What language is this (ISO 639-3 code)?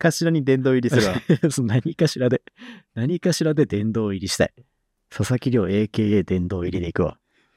jpn